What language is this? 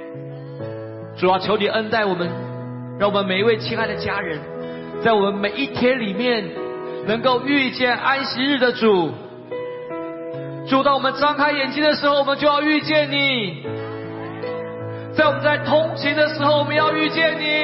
Chinese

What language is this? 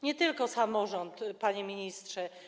Polish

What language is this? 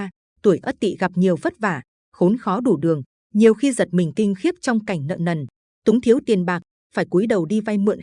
Vietnamese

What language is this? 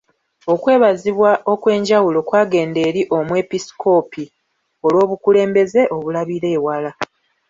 Ganda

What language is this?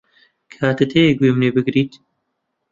Central Kurdish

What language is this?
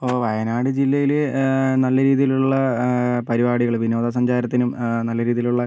Malayalam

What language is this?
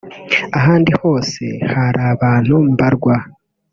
Kinyarwanda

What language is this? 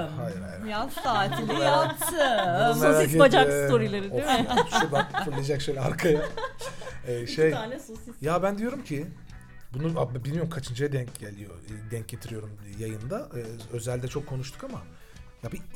Turkish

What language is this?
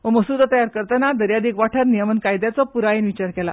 Konkani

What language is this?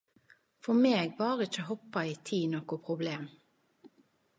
Norwegian Nynorsk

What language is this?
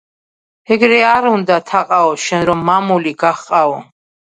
Georgian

